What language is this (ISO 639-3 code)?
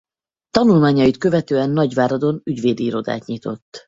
hun